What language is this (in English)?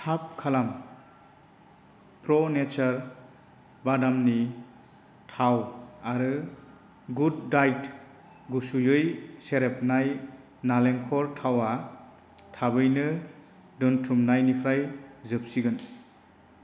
Bodo